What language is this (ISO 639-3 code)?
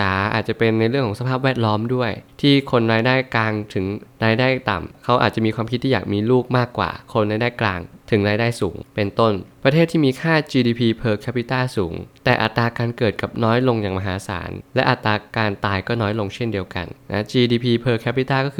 tha